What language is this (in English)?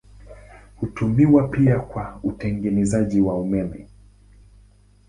Swahili